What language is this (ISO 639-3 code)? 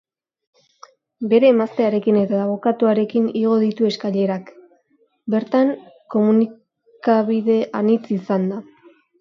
eus